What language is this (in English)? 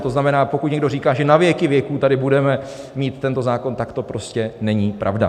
Czech